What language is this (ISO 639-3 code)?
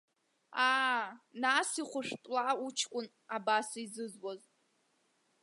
abk